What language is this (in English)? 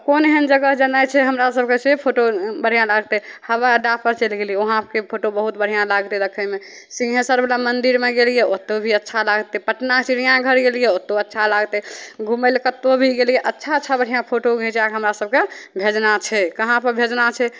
Maithili